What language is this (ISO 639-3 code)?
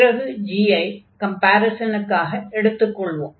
tam